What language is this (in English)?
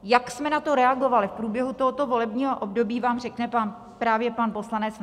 Czech